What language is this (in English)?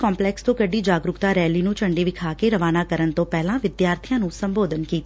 Punjabi